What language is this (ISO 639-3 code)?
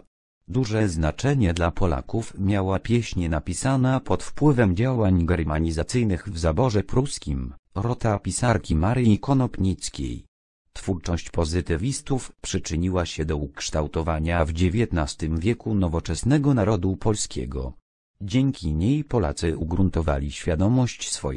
pol